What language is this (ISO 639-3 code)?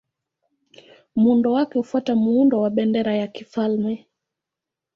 swa